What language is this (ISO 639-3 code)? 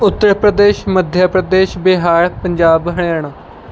pan